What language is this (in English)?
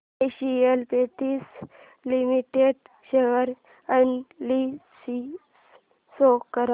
Marathi